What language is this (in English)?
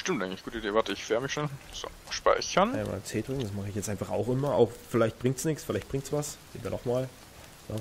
German